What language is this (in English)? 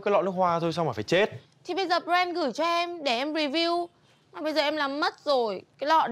Vietnamese